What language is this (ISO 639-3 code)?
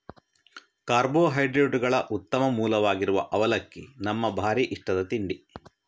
kan